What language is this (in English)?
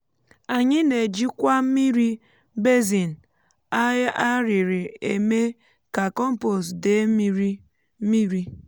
Igbo